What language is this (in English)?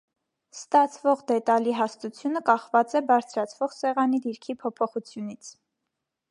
Armenian